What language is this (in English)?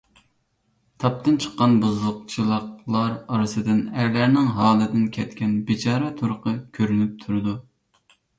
Uyghur